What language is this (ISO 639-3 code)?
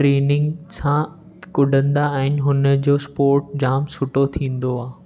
snd